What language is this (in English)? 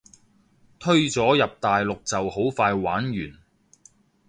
Cantonese